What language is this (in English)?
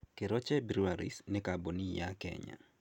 Kikuyu